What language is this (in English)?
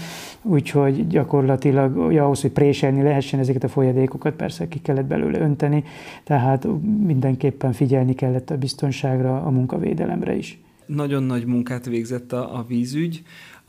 Hungarian